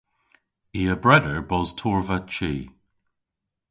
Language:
Cornish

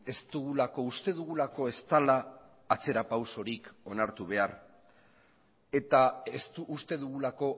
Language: Basque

